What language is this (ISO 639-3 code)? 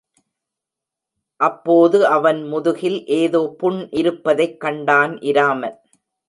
tam